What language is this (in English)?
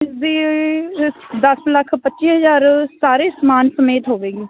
Punjabi